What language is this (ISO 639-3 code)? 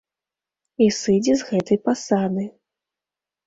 bel